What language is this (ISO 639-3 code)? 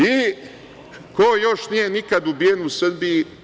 srp